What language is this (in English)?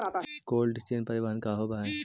Magahi